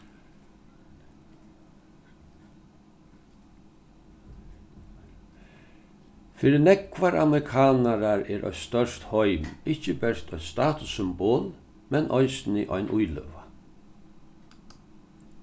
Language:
Faroese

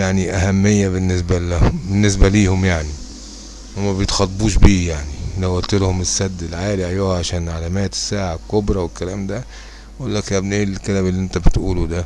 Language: Arabic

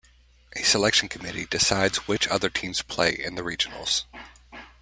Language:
English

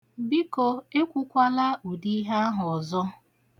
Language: Igbo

